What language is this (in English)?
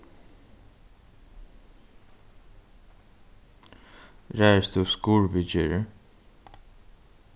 Faroese